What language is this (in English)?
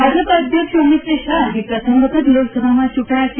Gujarati